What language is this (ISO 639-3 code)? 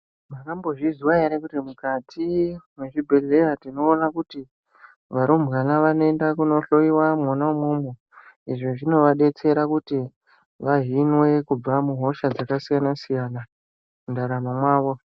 ndc